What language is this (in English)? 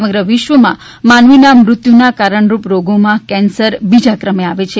Gujarati